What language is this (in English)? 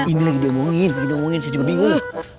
Indonesian